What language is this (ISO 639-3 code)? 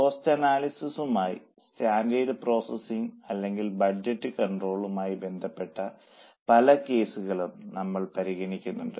mal